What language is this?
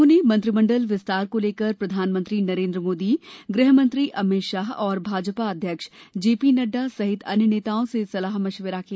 Hindi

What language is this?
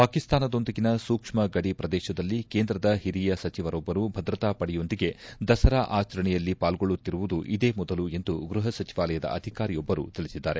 Kannada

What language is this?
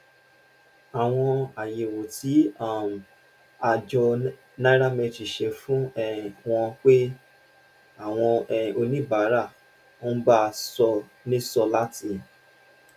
Yoruba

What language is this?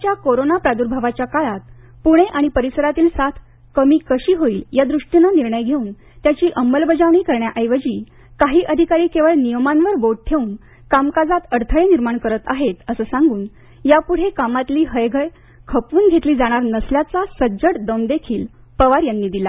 Marathi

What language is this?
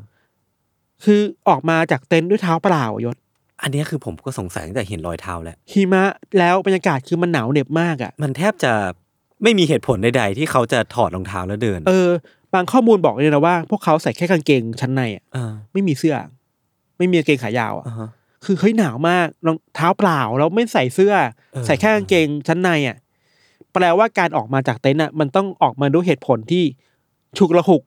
Thai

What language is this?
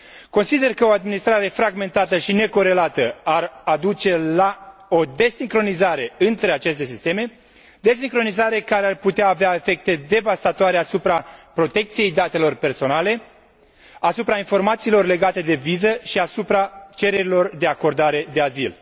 Romanian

